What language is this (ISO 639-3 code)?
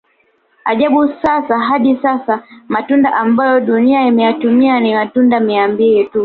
swa